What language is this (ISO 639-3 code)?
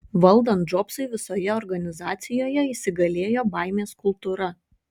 lit